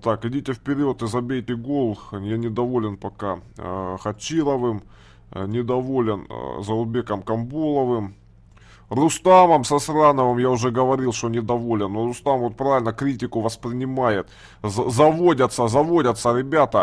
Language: Russian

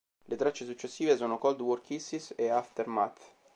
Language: Italian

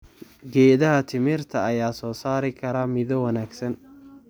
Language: Somali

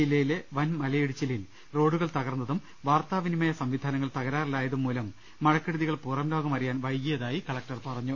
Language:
Malayalam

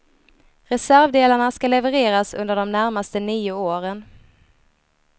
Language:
Swedish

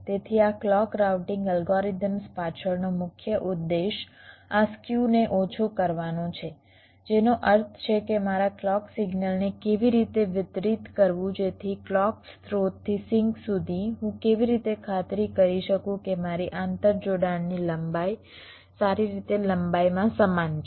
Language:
Gujarati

